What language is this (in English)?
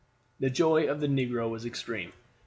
English